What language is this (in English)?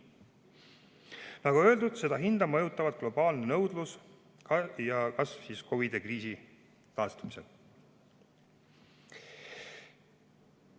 Estonian